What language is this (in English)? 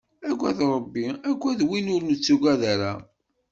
Kabyle